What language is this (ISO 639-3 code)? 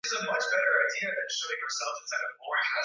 swa